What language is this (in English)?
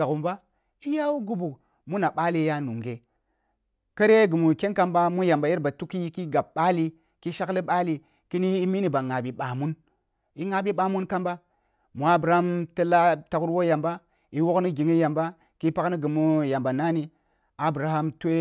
Kulung (Nigeria)